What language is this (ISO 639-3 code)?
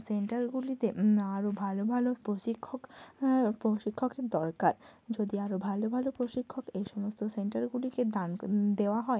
ben